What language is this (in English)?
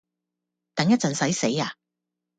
Cantonese